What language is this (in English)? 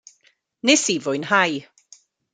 Welsh